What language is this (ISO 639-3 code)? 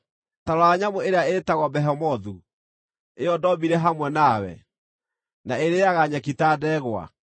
kik